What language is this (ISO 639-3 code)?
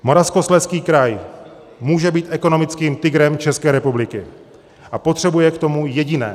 ces